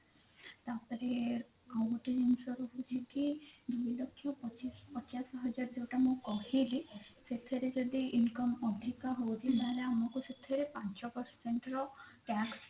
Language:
Odia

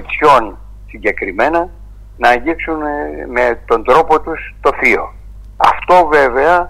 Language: Greek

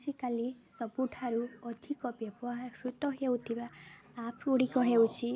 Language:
Odia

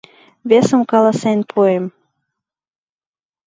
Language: Mari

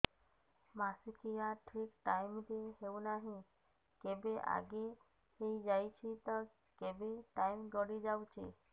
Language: Odia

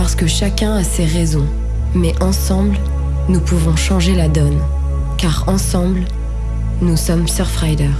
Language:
French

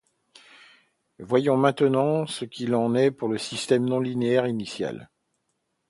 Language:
French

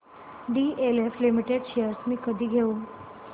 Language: Marathi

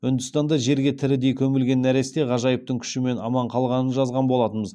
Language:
Kazakh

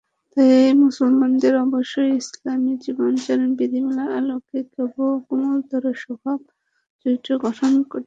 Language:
Bangla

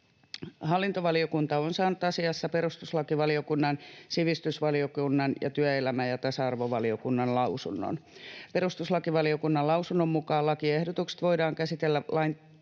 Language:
Finnish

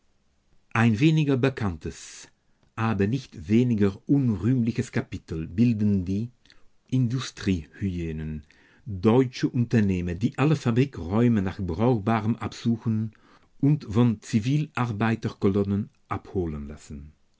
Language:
German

